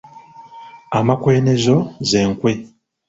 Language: Ganda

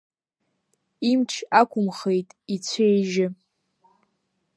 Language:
Abkhazian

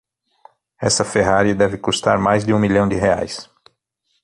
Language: Portuguese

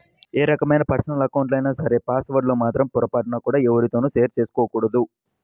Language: Telugu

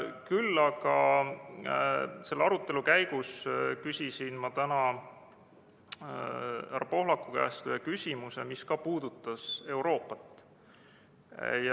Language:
Estonian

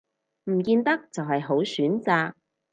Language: Cantonese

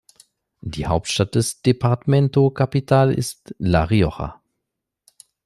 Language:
German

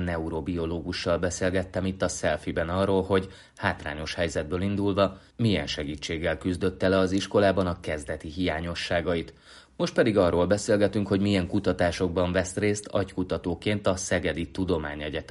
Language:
Hungarian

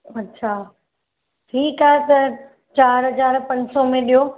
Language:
Sindhi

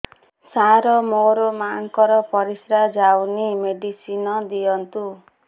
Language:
Odia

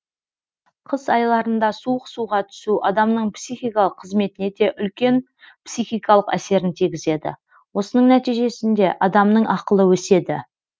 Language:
Kazakh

